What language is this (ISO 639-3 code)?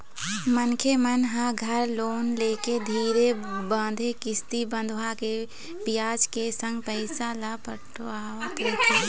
hne